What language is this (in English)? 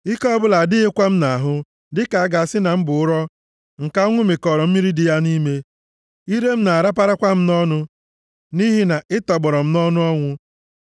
Igbo